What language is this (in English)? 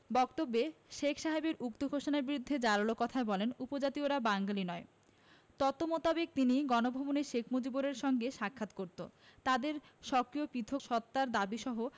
Bangla